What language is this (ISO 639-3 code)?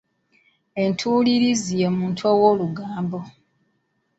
lug